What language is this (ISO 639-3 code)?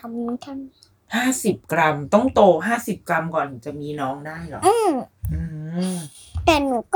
tha